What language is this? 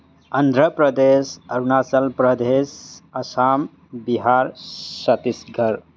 Manipuri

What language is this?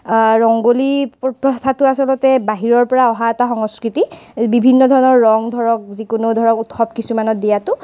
Assamese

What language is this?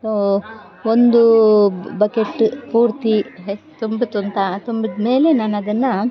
Kannada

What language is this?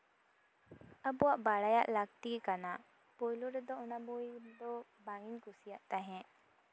Santali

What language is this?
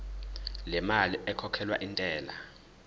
Zulu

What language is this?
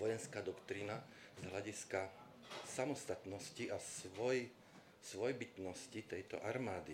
Slovak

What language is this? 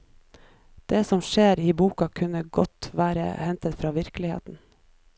Norwegian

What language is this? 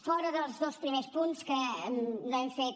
Catalan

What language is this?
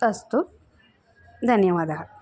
Sanskrit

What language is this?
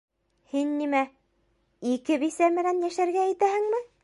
Bashkir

